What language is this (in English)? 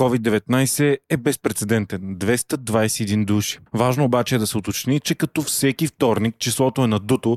Bulgarian